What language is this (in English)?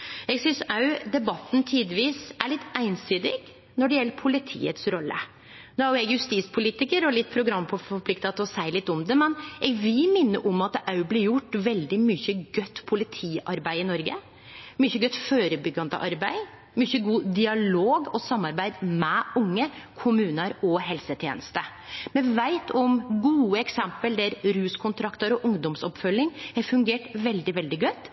Norwegian Nynorsk